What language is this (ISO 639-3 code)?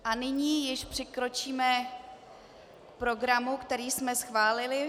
ces